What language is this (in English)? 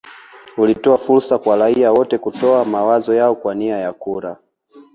Swahili